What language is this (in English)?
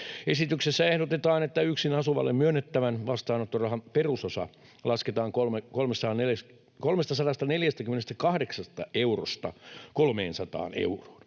Finnish